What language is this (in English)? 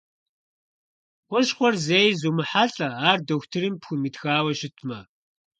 Kabardian